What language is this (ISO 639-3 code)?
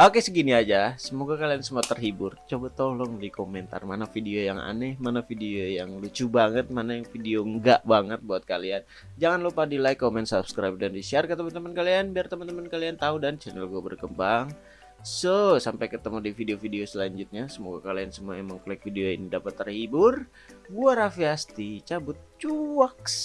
ind